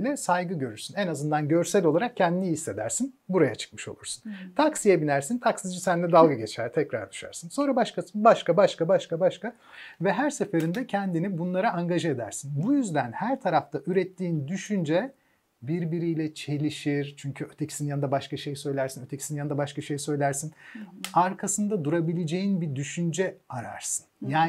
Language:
Turkish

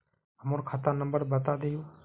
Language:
Magahi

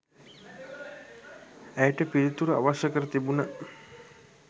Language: Sinhala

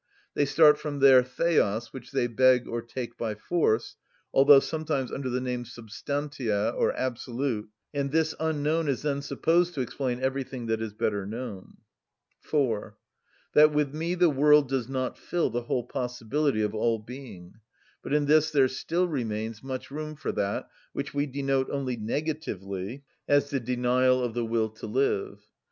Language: English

